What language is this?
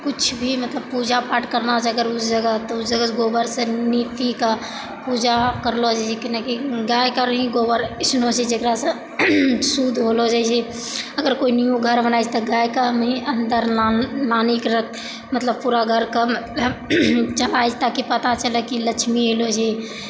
Maithili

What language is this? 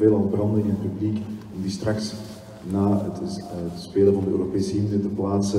Dutch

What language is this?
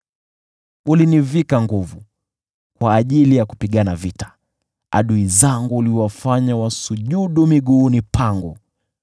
Swahili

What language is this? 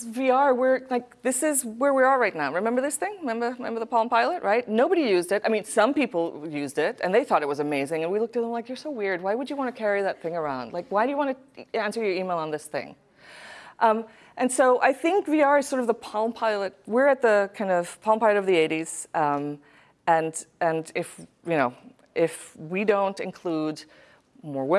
English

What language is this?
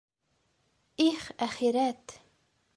Bashkir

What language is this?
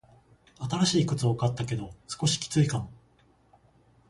Japanese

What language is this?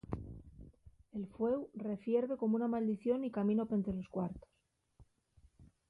Asturian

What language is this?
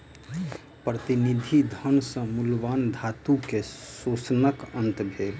Maithili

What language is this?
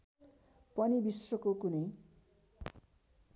Nepali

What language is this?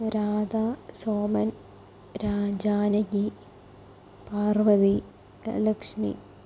Malayalam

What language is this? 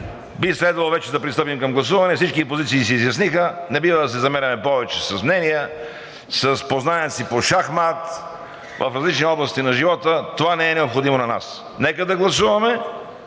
Bulgarian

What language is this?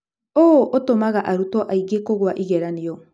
Kikuyu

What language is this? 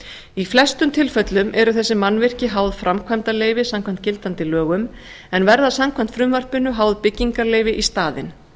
Icelandic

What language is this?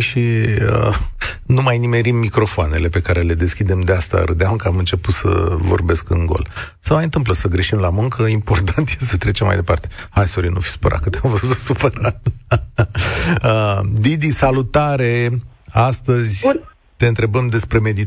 Romanian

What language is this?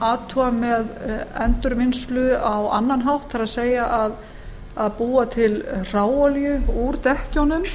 Icelandic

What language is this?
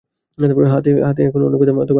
Bangla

